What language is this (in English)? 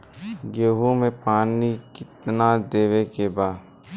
Bhojpuri